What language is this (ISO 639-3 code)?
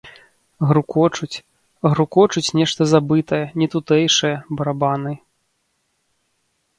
bel